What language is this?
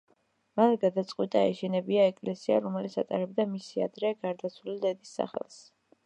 Georgian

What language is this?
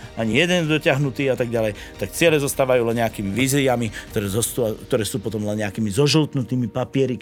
Slovak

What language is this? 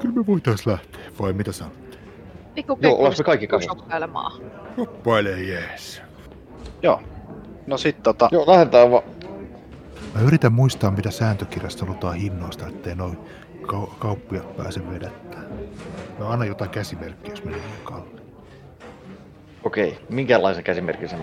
Finnish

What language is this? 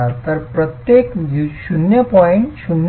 Marathi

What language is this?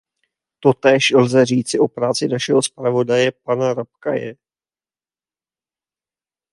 Czech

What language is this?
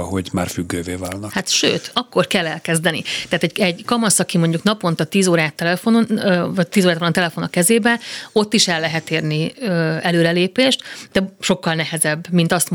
Hungarian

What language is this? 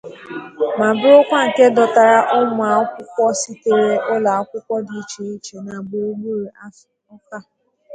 Igbo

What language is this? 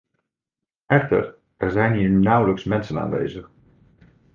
Dutch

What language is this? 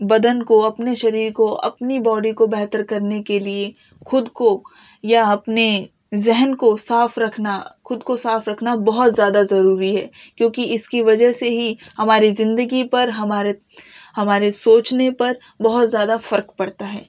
Urdu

